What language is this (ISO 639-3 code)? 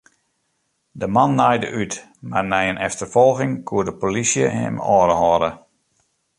fry